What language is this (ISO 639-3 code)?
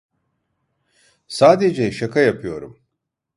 tur